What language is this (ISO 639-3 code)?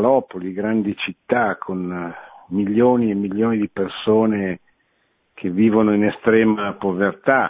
ita